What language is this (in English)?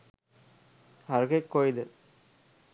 Sinhala